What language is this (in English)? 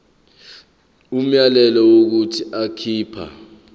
Zulu